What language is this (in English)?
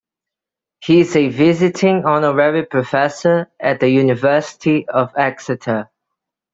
English